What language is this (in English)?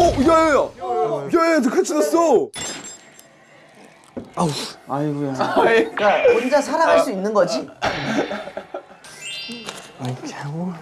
Korean